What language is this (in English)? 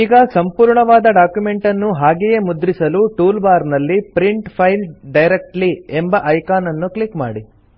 Kannada